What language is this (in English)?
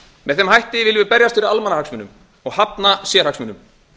Icelandic